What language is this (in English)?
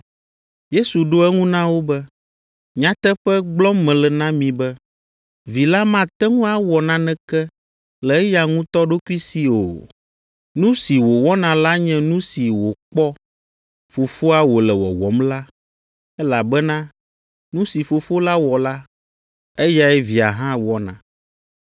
Ewe